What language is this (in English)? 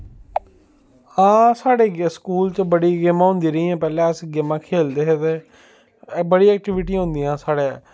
Dogri